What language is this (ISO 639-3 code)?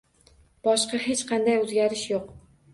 uzb